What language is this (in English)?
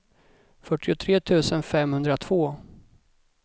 Swedish